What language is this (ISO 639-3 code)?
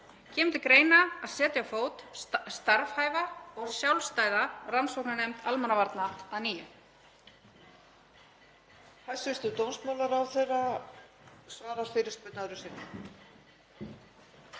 isl